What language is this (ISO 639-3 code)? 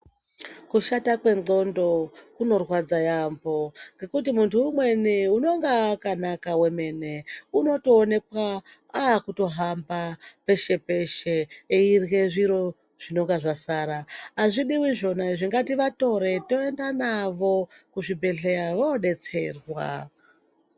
ndc